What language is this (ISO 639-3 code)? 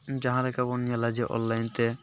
sat